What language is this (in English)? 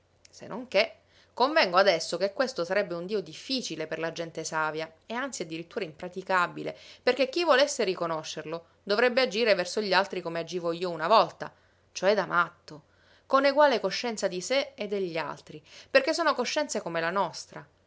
Italian